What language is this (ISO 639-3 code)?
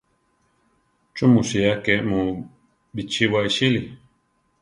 tar